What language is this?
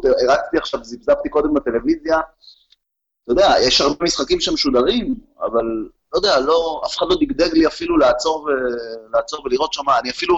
Hebrew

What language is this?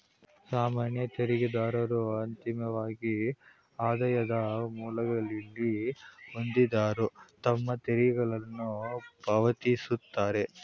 Kannada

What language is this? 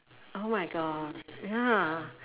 English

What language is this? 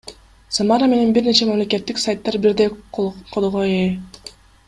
Kyrgyz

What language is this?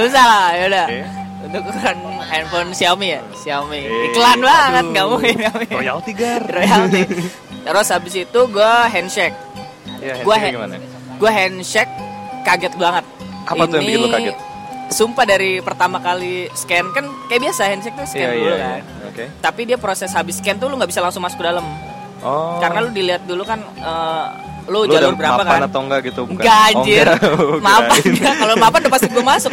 Indonesian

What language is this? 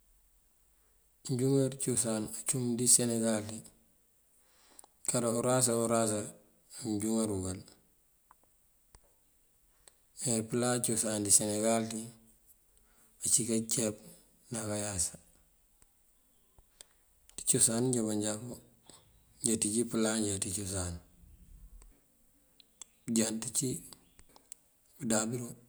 Mandjak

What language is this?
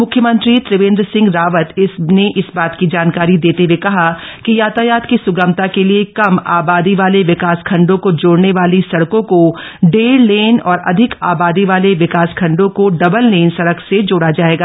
Hindi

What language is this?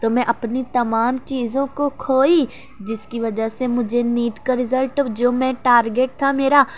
Urdu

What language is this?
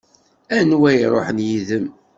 Kabyle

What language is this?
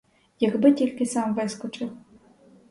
Ukrainian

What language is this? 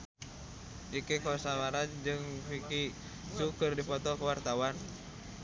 Sundanese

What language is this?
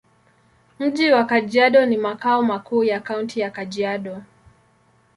Swahili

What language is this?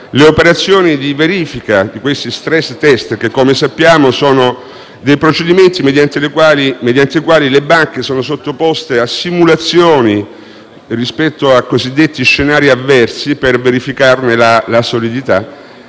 Italian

